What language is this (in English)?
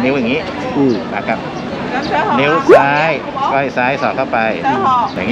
Thai